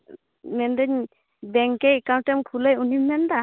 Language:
Santali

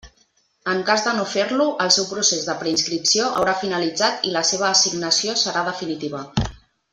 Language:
Catalan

